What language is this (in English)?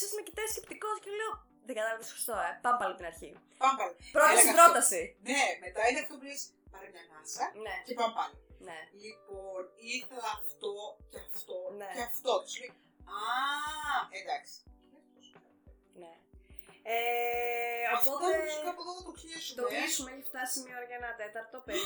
Greek